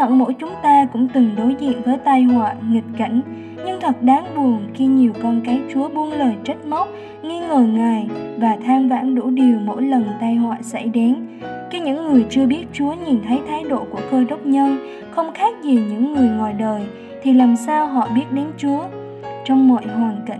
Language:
Vietnamese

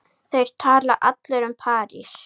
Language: Icelandic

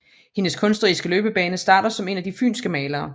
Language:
Danish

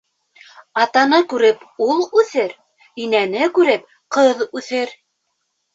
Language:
Bashkir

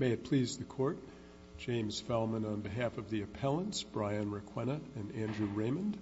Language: English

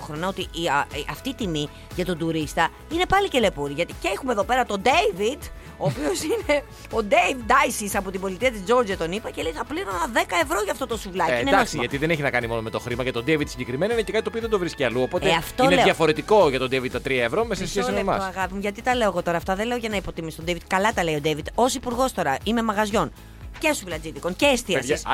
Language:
Greek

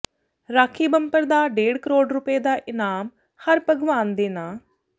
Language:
Punjabi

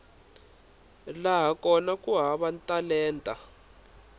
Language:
Tsonga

